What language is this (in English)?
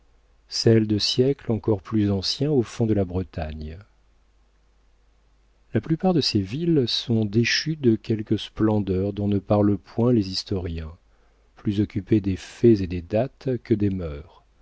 French